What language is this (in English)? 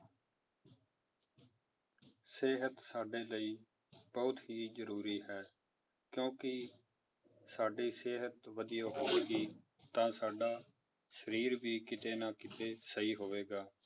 Punjabi